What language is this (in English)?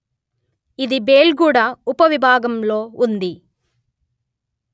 Telugu